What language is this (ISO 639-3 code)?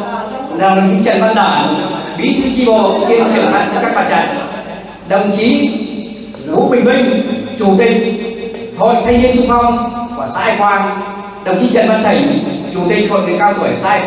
vie